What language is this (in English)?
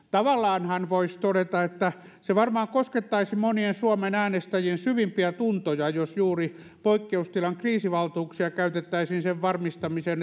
Finnish